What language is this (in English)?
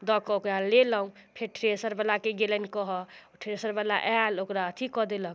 Maithili